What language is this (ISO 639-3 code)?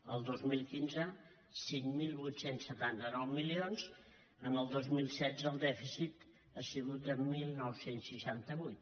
cat